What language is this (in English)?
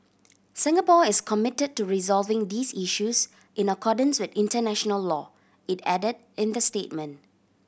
English